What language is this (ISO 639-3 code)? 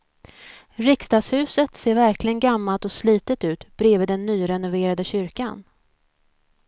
swe